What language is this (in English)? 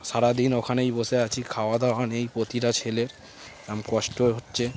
Bangla